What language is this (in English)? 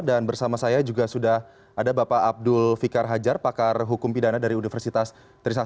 Indonesian